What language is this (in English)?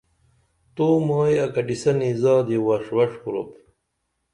Dameli